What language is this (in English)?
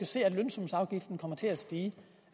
Danish